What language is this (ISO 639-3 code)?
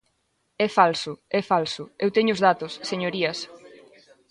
glg